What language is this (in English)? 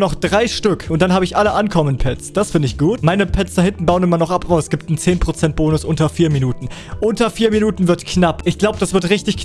German